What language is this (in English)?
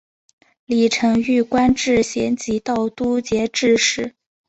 Chinese